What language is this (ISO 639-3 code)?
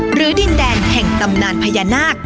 tha